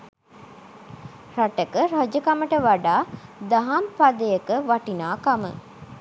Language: Sinhala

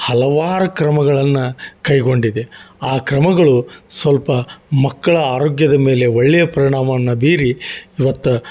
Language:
Kannada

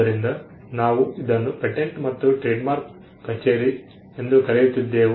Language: Kannada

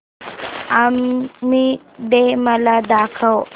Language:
Marathi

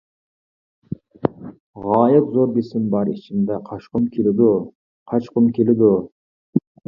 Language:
Uyghur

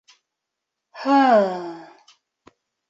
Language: Bashkir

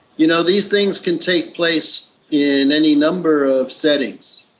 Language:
English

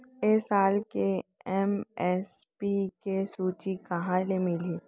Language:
Chhattisgarhi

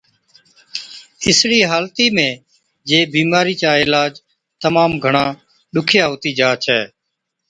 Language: Od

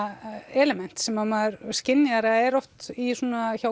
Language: Icelandic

